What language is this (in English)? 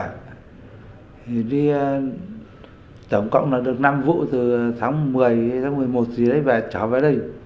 Vietnamese